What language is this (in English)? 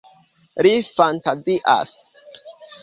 Esperanto